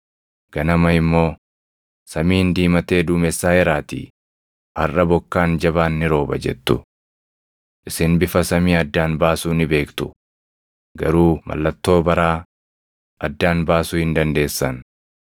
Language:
Oromo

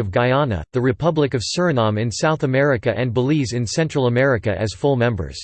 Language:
English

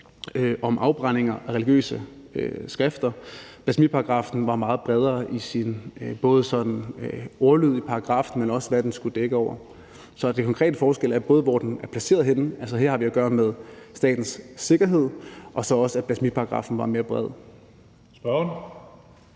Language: Danish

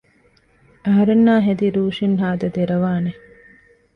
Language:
Divehi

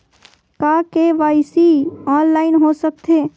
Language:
Chhattisgarhi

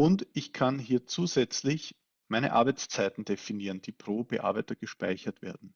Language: German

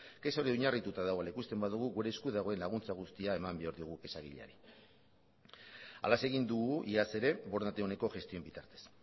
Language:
Basque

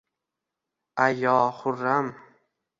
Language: Uzbek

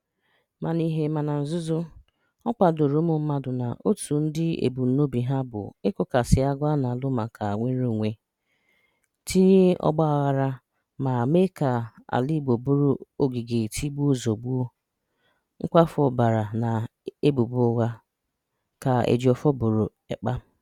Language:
Igbo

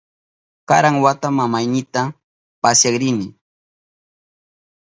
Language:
Southern Pastaza Quechua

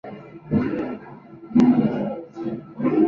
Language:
Spanish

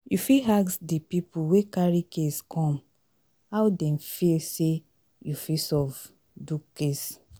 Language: Nigerian Pidgin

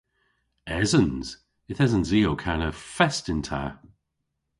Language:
Cornish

